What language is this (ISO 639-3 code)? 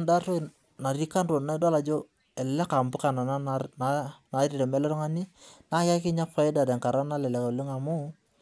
mas